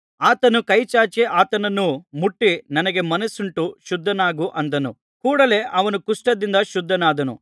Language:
Kannada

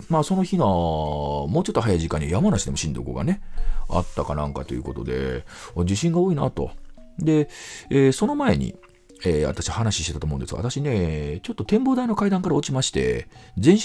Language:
Japanese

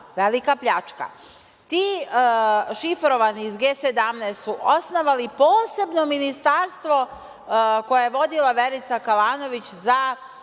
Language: Serbian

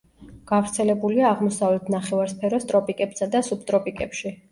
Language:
Georgian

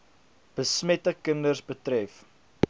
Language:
Afrikaans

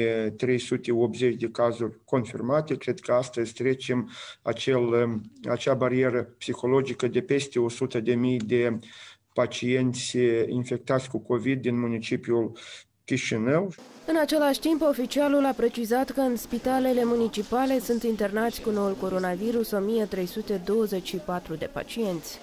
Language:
Romanian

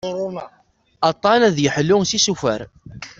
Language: Kabyle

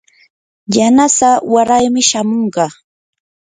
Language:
Yanahuanca Pasco Quechua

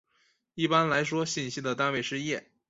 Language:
Chinese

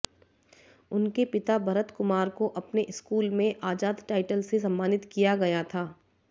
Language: Hindi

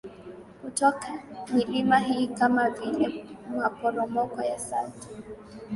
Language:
Swahili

